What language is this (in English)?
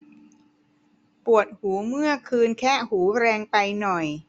Thai